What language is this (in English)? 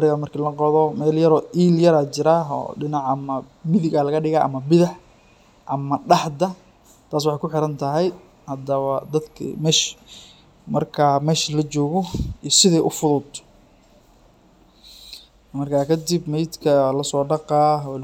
Somali